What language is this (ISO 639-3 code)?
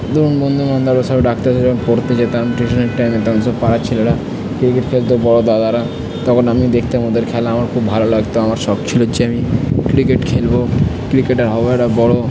ben